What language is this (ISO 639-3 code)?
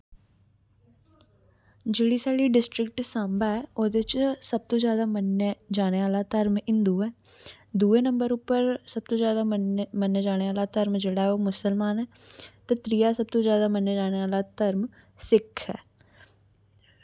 doi